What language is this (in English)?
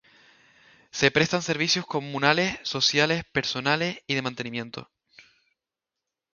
Spanish